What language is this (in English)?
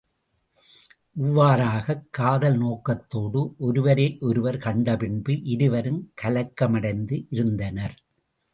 Tamil